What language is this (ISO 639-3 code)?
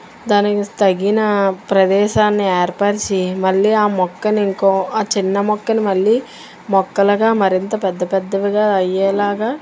tel